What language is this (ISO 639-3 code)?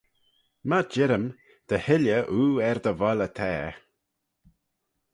glv